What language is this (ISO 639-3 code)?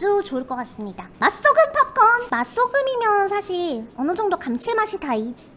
kor